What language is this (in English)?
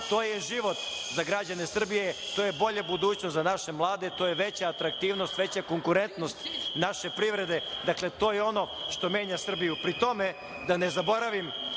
Serbian